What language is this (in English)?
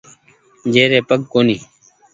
Goaria